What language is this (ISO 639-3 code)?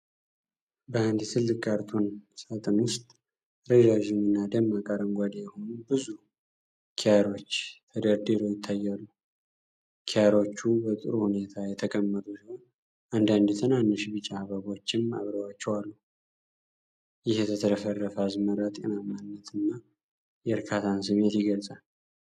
amh